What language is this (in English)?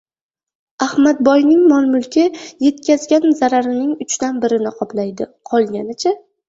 Uzbek